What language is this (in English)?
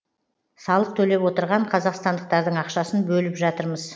Kazakh